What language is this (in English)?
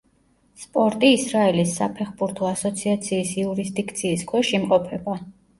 Georgian